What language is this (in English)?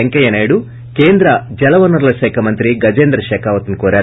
Telugu